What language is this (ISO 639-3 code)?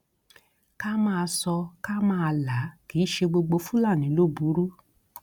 yor